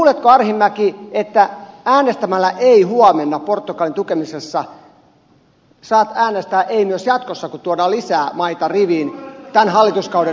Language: Finnish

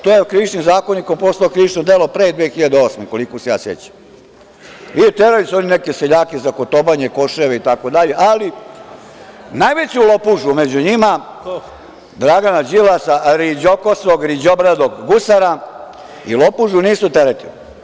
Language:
Serbian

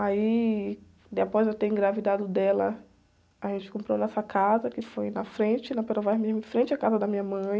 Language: Portuguese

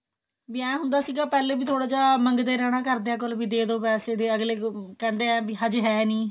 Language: Punjabi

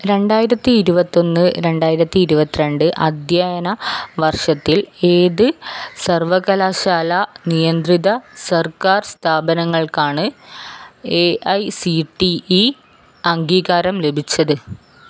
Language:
Malayalam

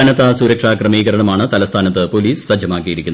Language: Malayalam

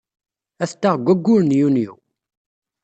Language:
Kabyle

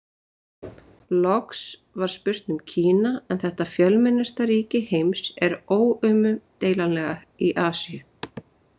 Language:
Icelandic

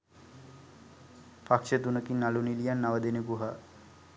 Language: Sinhala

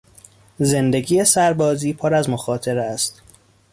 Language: Persian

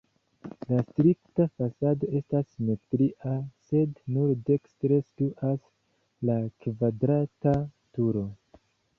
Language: Esperanto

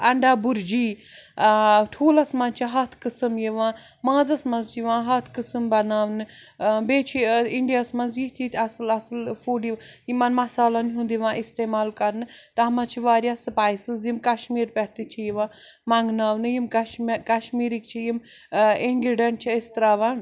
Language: Kashmiri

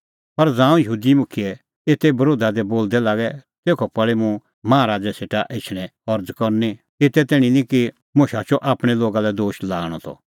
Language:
Kullu Pahari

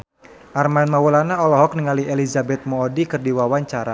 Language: Sundanese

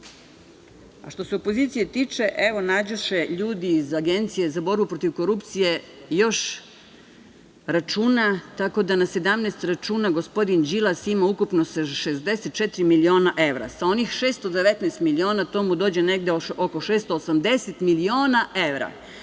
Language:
Serbian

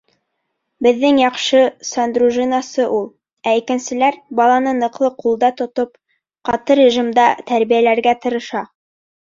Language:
Bashkir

